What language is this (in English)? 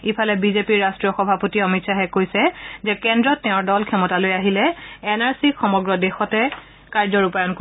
Assamese